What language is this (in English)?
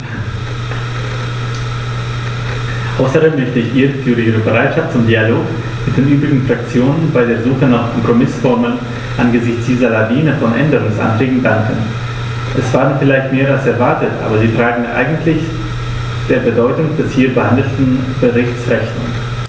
German